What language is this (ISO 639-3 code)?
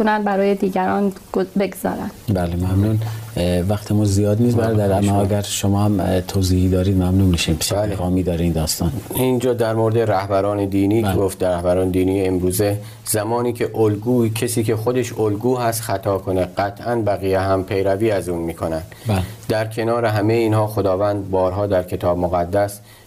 fas